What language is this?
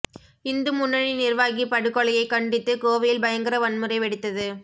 Tamil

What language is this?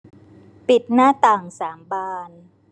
Thai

